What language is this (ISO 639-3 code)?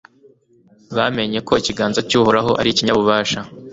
kin